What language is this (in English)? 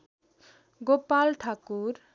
Nepali